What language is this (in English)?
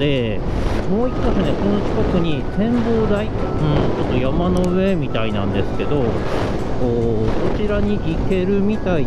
Japanese